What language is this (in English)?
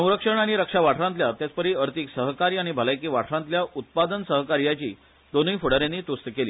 Konkani